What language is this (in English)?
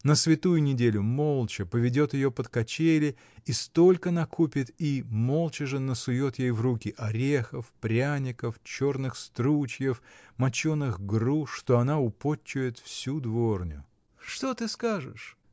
Russian